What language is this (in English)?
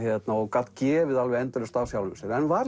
Icelandic